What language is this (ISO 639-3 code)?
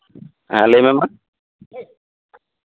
sat